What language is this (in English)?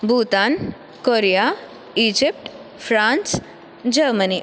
Sanskrit